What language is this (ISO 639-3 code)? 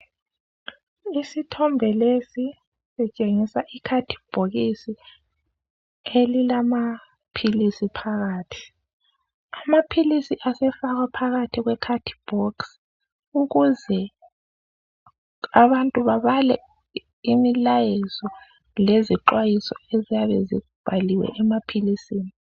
nde